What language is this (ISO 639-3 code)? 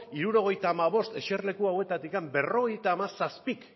eus